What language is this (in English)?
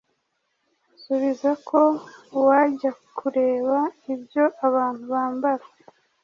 Kinyarwanda